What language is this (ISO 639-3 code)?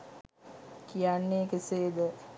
sin